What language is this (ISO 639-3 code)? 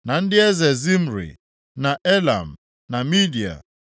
ibo